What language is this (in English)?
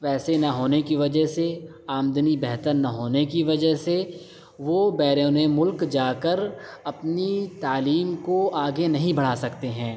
Urdu